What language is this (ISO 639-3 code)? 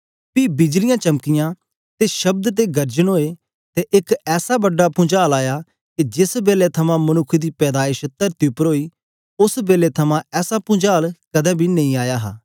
doi